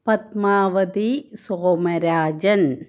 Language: Malayalam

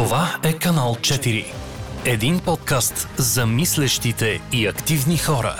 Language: Bulgarian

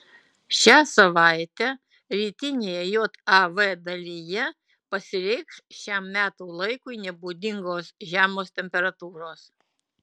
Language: Lithuanian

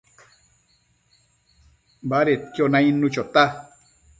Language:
Matsés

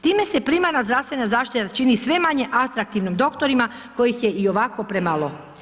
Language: Croatian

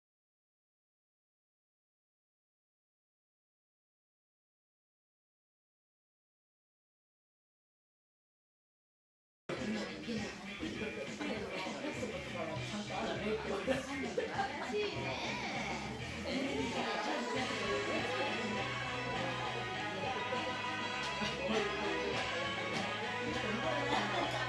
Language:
Japanese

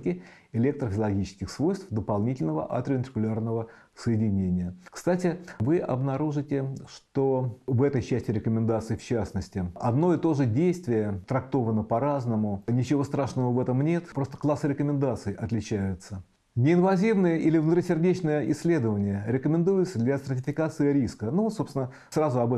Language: Russian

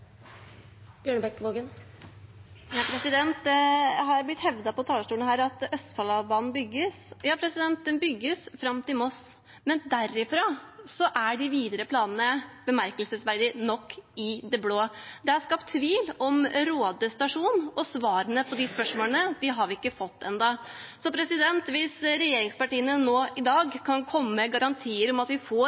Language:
Norwegian Bokmål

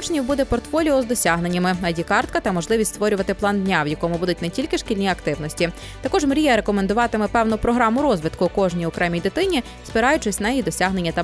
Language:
Ukrainian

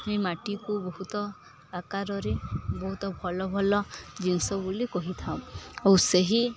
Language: Odia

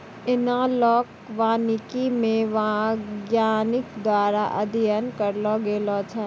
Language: Maithili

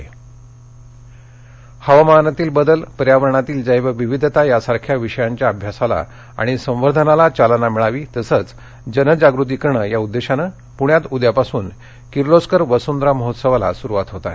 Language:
Marathi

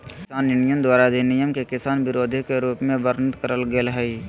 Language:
Magahi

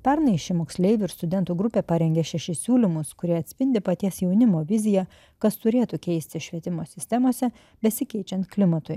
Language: Lithuanian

